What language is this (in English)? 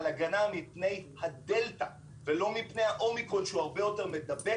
Hebrew